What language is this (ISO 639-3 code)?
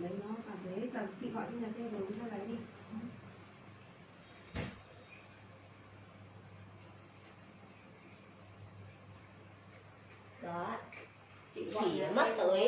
vie